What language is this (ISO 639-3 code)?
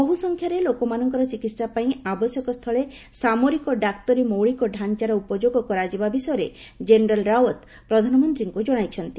ori